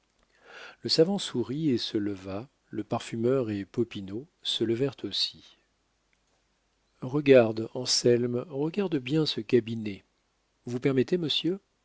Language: French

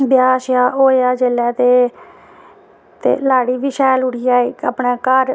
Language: Dogri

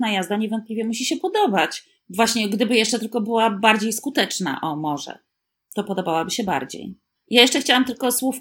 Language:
Polish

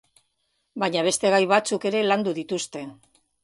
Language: Basque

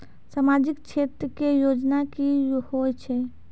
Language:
Maithili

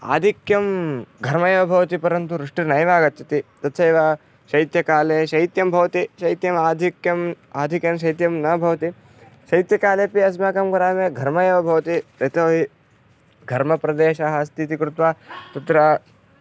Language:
Sanskrit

